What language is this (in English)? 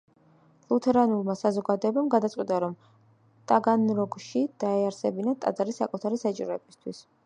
Georgian